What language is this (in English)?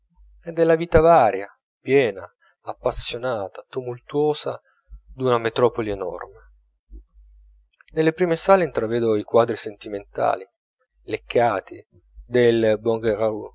Italian